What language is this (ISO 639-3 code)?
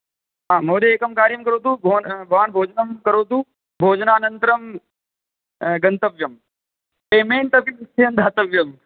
san